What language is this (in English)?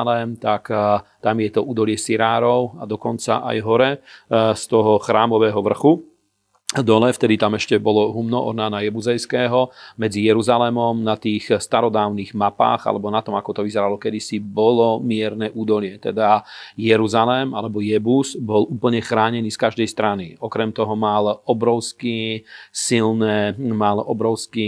Slovak